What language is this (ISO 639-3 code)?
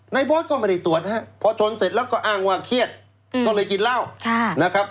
tha